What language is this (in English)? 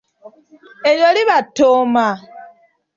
Ganda